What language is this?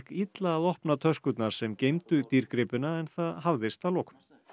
Icelandic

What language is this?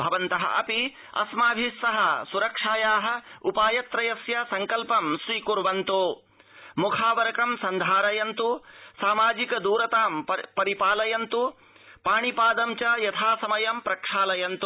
Sanskrit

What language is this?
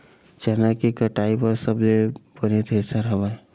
Chhattisgarhi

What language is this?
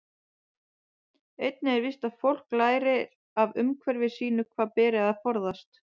Icelandic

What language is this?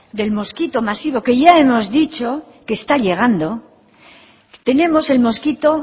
Spanish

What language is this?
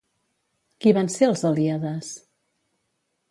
Catalan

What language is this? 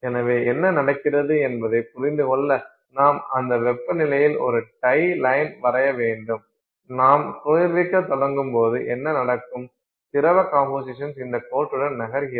Tamil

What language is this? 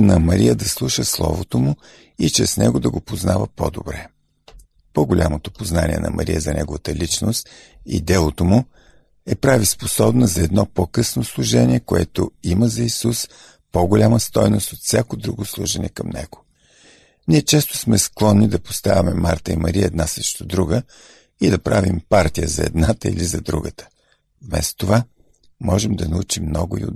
Bulgarian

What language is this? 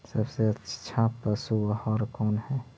Magahi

